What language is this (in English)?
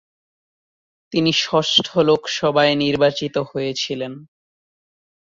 Bangla